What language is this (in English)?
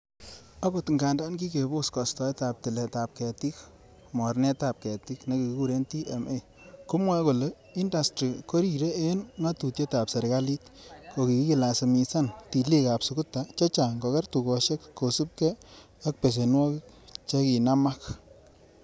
Kalenjin